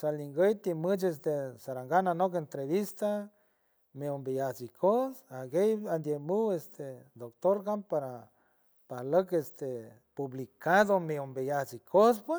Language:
San Francisco Del Mar Huave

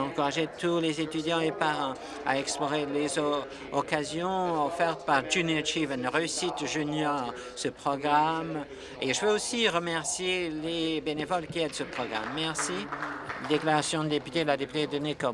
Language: French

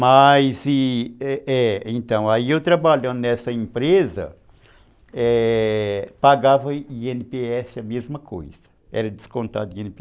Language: Portuguese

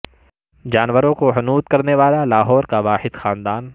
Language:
Urdu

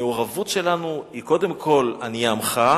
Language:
Hebrew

